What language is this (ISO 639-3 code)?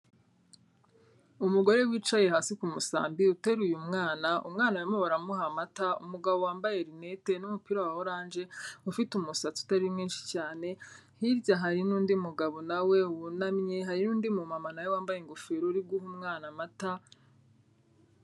kin